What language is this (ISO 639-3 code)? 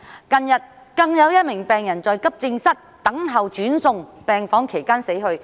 yue